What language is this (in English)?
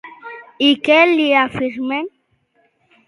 Catalan